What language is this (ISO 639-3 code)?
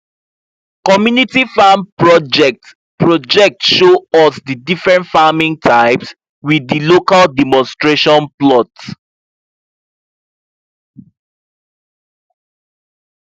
pcm